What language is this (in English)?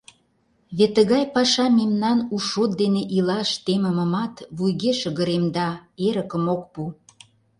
Mari